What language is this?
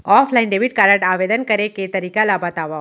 Chhattisgarhi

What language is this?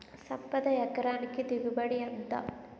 Telugu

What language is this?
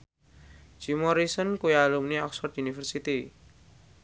Javanese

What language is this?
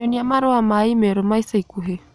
Kikuyu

